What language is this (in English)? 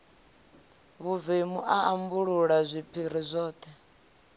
Venda